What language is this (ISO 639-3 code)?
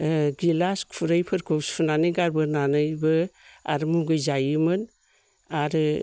brx